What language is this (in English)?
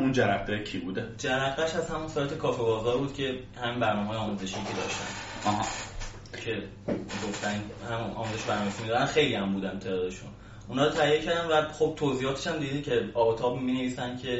Persian